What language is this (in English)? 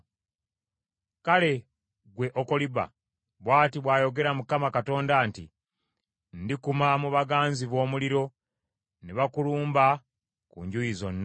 Ganda